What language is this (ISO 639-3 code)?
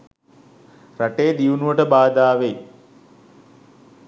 sin